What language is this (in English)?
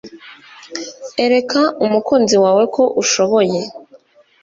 Kinyarwanda